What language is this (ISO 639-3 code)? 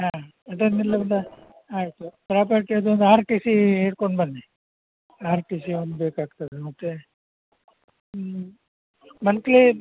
kan